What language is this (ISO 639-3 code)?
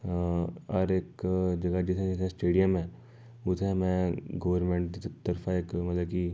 doi